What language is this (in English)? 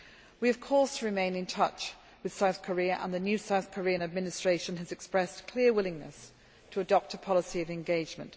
English